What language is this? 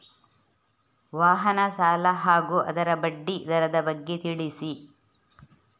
Kannada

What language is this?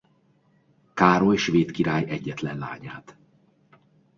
Hungarian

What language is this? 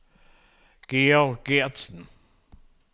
Danish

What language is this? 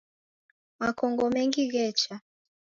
Taita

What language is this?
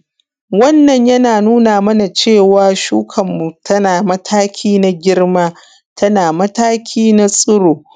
Hausa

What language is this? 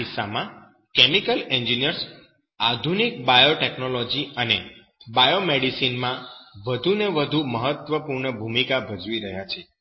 Gujarati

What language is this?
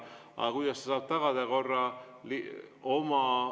Estonian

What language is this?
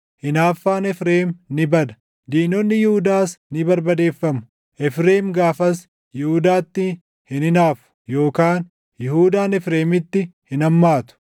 Oromo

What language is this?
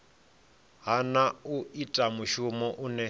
Venda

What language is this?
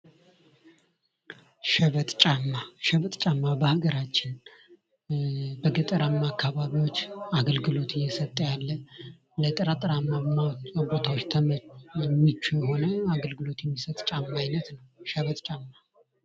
Amharic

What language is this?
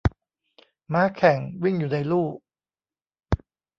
Thai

